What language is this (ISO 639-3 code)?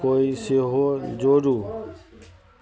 mai